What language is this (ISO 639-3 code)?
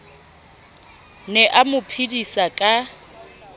sot